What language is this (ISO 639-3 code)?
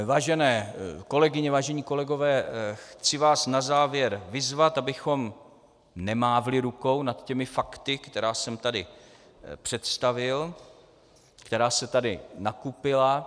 ces